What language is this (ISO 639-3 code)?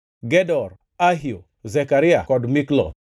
luo